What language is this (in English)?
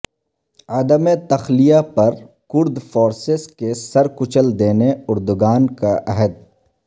Urdu